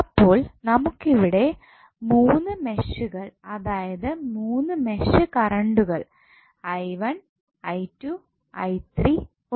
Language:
Malayalam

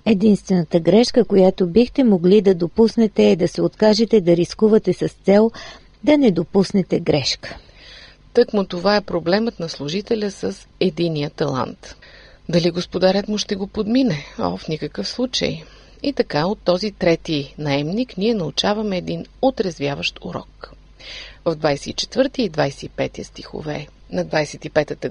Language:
Bulgarian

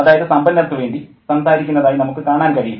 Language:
Malayalam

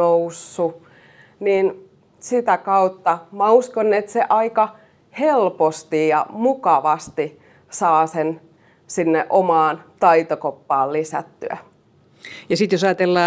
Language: Finnish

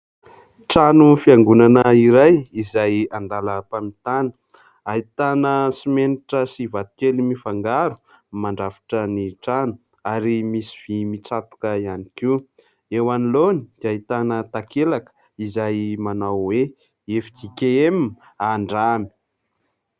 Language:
Malagasy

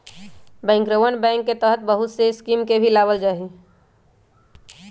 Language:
Magahi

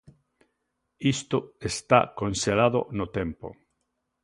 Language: Galician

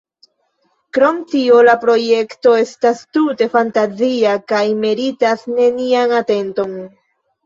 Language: Esperanto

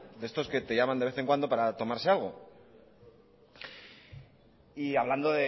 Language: Spanish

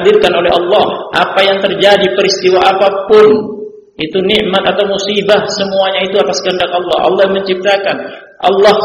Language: Indonesian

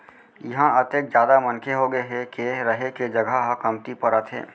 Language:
Chhattisgarhi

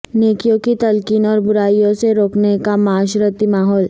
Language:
Urdu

